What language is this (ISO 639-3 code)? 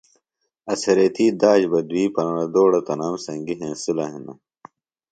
phl